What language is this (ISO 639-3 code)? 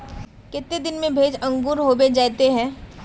mag